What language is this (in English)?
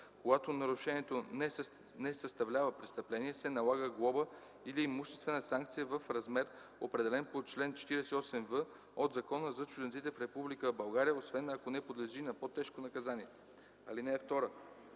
Bulgarian